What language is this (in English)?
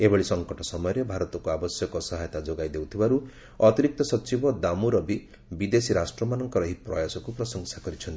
Odia